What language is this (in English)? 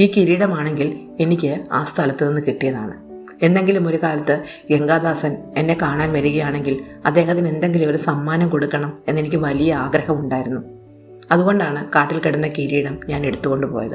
Malayalam